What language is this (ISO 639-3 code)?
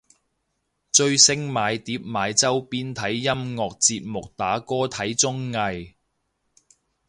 yue